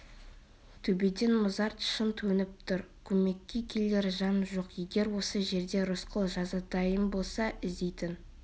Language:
Kazakh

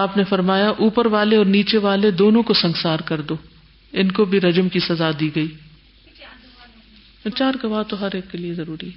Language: Urdu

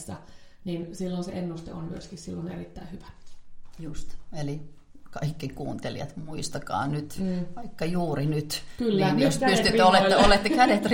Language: Finnish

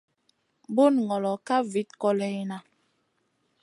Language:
Masana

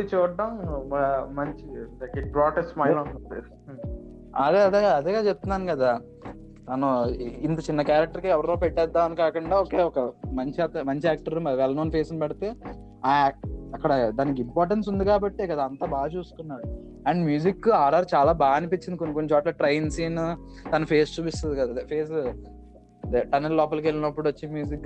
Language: Telugu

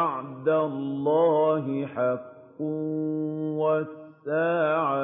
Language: Arabic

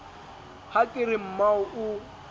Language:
Southern Sotho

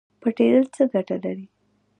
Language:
Pashto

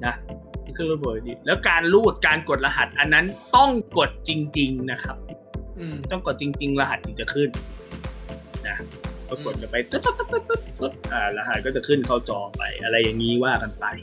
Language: Thai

